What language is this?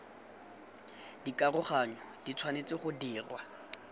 Tswana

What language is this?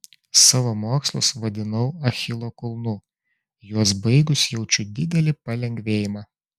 Lithuanian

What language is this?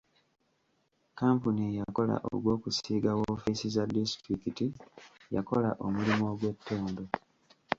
Ganda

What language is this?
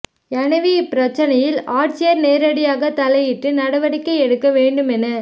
Tamil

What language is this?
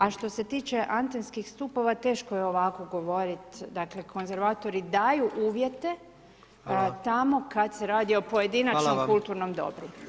Croatian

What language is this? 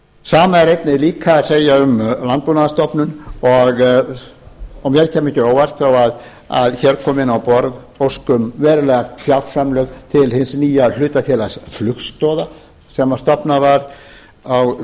Icelandic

